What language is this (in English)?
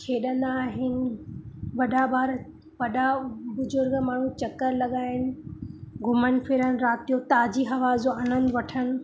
Sindhi